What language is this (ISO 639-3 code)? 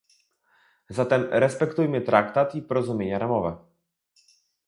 pol